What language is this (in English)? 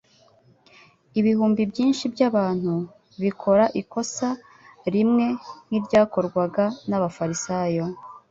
Kinyarwanda